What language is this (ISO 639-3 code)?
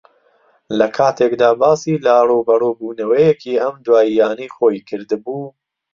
ckb